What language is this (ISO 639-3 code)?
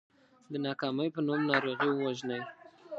pus